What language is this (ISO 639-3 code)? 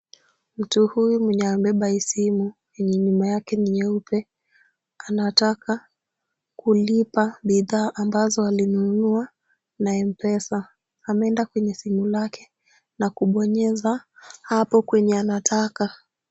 swa